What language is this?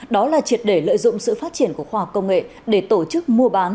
Vietnamese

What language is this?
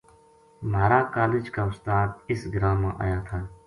Gujari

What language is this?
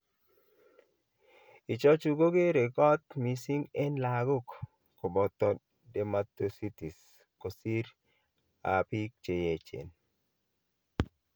Kalenjin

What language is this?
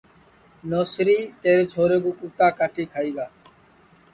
Sansi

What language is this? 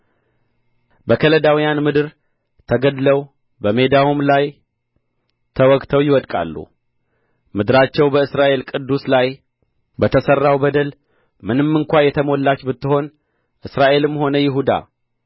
Amharic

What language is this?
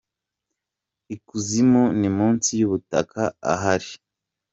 Kinyarwanda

